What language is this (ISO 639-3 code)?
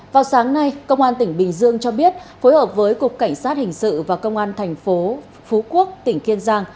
vie